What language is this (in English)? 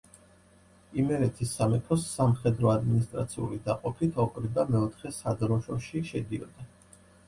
Georgian